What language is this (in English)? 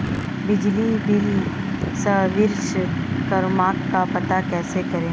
Hindi